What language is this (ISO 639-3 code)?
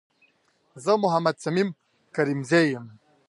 pus